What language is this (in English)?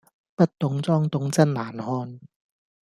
Cantonese